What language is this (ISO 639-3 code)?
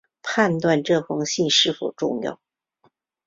zho